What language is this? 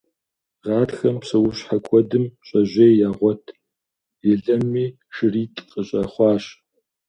Kabardian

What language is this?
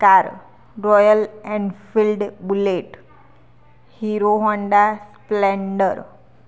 Gujarati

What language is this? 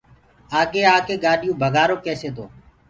Gurgula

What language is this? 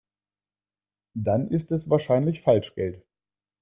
German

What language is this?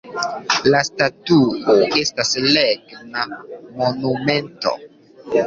Esperanto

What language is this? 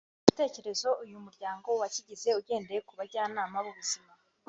Kinyarwanda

